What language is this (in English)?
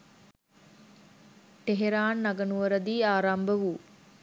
Sinhala